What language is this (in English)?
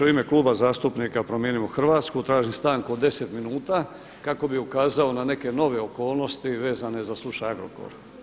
Croatian